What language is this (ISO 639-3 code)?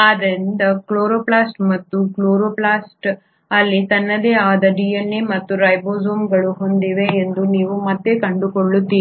kan